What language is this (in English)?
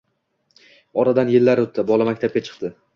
Uzbek